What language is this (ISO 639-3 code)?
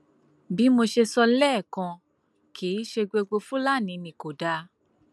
yor